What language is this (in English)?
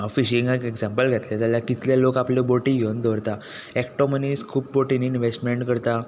Konkani